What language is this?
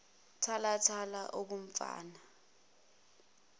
Zulu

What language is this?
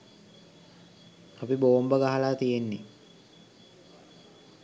Sinhala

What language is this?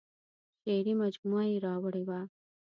Pashto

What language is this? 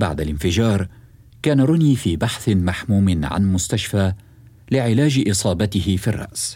Arabic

